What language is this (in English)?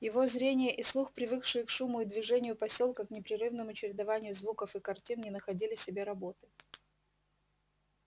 Russian